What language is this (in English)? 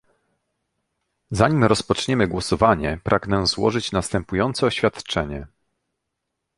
Polish